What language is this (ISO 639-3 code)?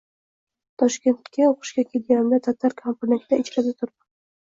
uzb